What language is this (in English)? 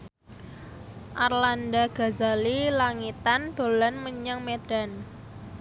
Javanese